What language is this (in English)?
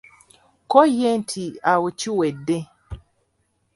Ganda